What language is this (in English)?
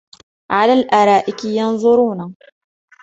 Arabic